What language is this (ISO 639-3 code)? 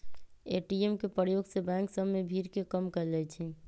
mag